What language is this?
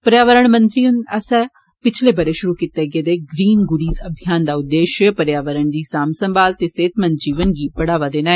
Dogri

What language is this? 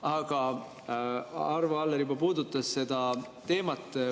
Estonian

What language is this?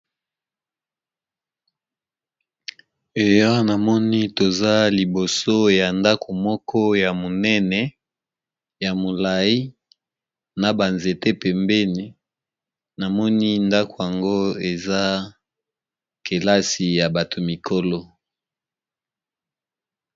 Lingala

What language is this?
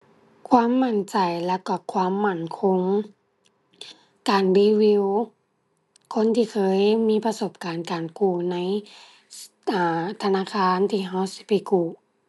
Thai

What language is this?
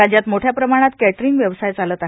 Marathi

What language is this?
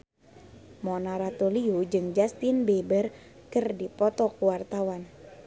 Sundanese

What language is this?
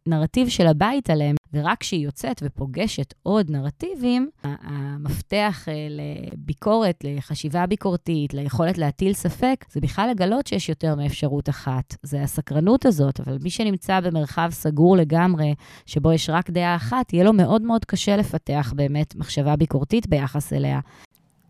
Hebrew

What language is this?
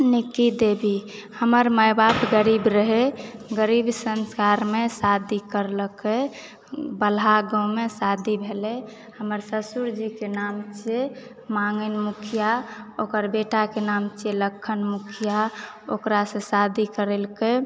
Maithili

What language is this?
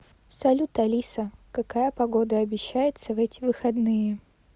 Russian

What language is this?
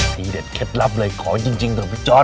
Thai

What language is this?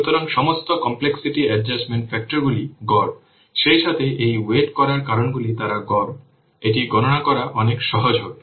Bangla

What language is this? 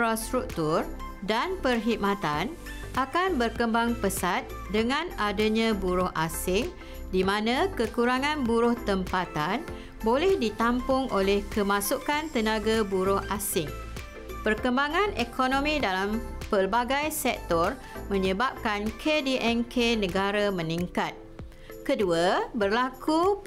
Malay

